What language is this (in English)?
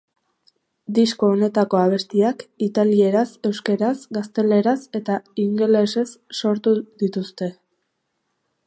Basque